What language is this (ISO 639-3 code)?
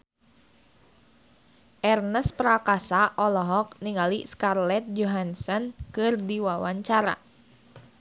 sun